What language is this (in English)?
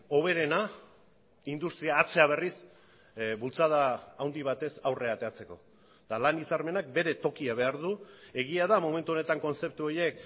Basque